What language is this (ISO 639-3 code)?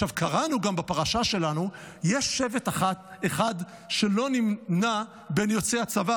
heb